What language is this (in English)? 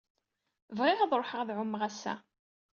Kabyle